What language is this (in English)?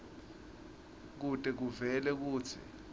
Swati